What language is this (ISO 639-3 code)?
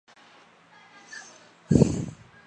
zho